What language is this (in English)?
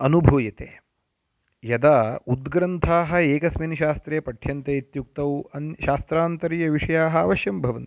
Sanskrit